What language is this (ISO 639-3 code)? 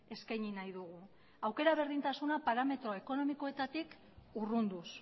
eus